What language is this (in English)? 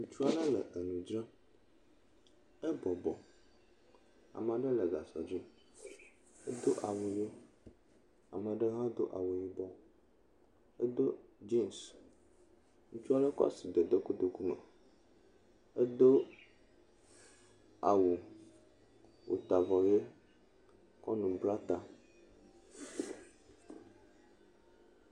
Ewe